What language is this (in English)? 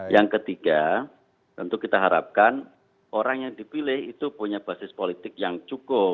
Indonesian